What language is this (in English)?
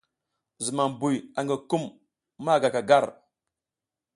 South Giziga